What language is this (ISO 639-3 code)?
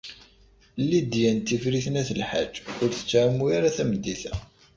kab